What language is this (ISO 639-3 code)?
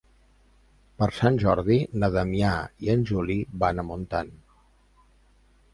cat